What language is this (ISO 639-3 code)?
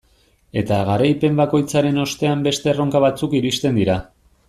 eus